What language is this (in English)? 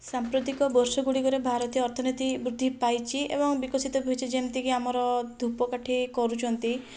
Odia